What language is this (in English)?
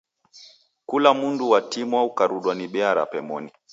Taita